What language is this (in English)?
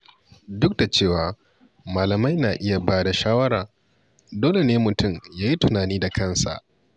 Hausa